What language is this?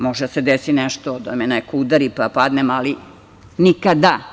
Serbian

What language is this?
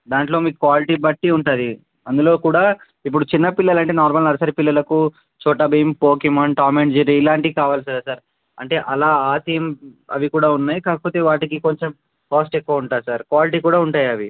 Telugu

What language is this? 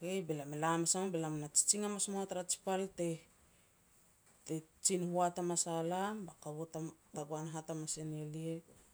Petats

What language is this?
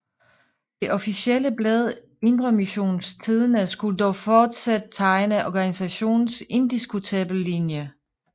Danish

